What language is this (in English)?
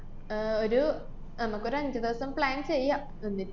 Malayalam